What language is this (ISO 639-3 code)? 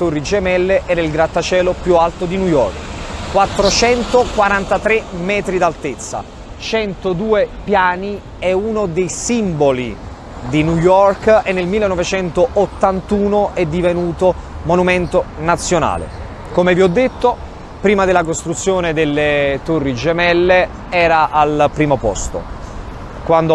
ita